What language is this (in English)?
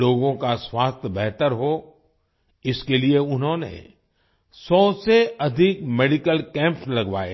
Hindi